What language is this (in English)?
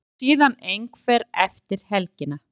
Icelandic